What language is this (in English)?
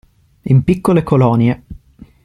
Italian